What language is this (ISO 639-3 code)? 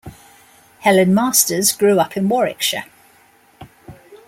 eng